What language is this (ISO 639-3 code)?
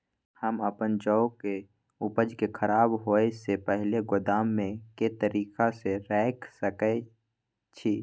mai